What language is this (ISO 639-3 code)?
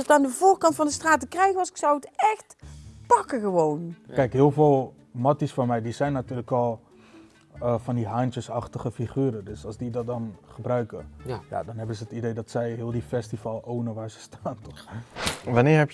nld